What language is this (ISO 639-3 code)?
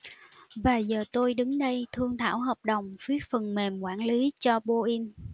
vie